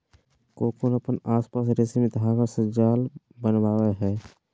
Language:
Magahi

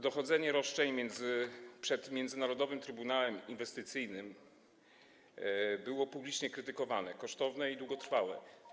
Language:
Polish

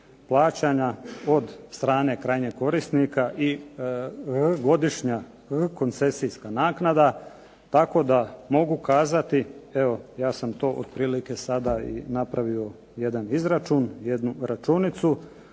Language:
Croatian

